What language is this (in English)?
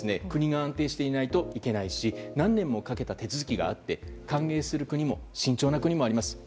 Japanese